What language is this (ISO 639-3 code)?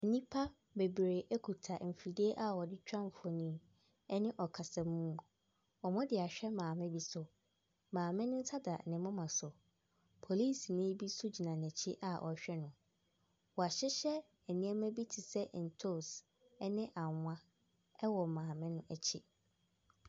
aka